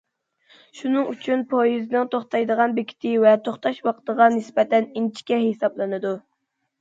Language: Uyghur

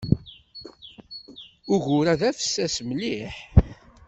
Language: Kabyle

